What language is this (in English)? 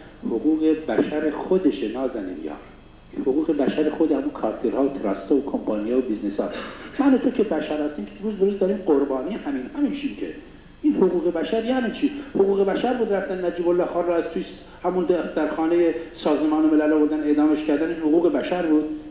Persian